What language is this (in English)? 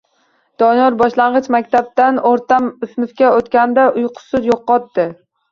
Uzbek